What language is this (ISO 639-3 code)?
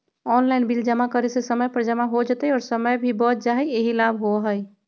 mag